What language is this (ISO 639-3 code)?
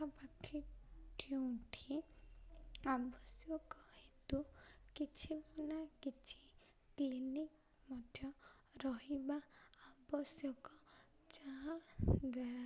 ori